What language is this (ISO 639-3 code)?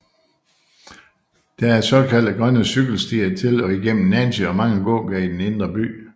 dan